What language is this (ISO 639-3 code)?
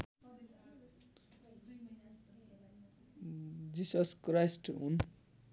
nep